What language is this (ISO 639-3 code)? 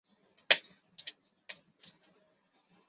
zho